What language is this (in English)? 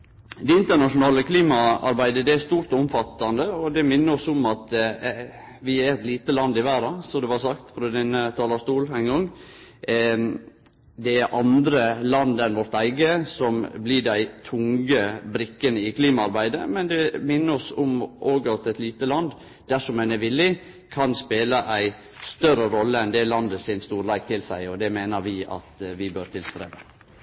Norwegian Nynorsk